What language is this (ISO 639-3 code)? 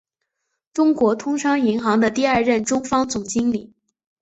zho